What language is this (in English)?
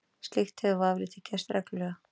Icelandic